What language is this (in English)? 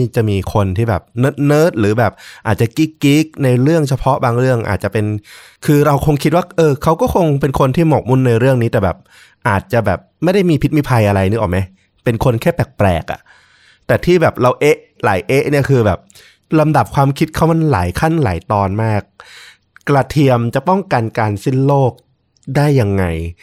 Thai